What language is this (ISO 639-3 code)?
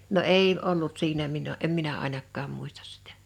fin